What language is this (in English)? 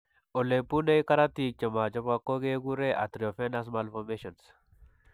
Kalenjin